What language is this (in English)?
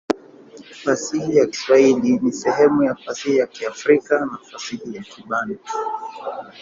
Swahili